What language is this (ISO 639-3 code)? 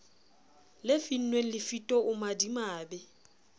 sot